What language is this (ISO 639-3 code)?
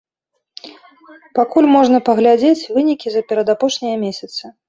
bel